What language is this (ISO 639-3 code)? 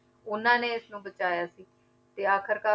pan